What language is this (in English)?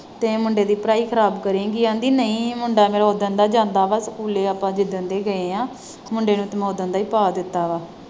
Punjabi